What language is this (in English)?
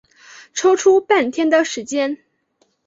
Chinese